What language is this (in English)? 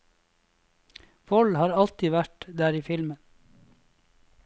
Norwegian